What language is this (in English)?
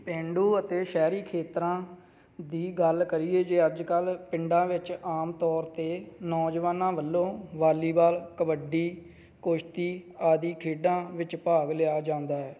Punjabi